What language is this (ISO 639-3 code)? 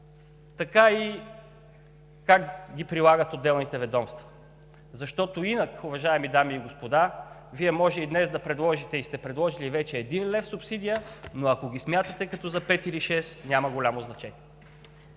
bul